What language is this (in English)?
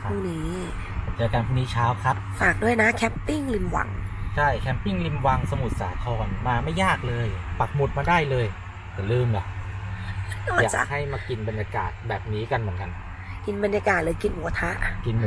Thai